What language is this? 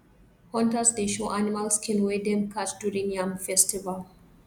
Nigerian Pidgin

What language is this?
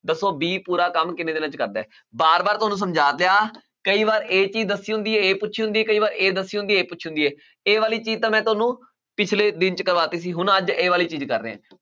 Punjabi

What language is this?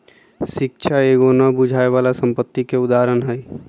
Magahi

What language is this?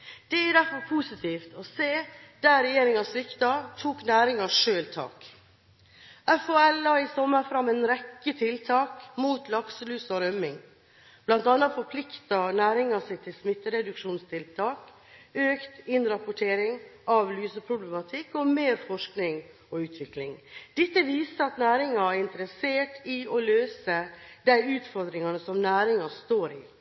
Norwegian Bokmål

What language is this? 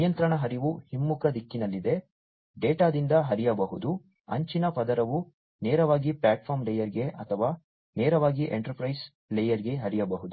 Kannada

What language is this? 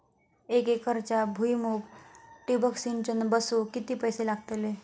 Marathi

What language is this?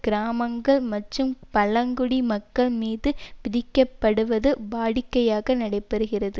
Tamil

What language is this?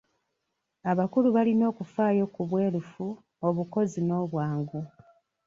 Ganda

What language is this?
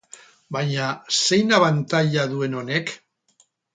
Basque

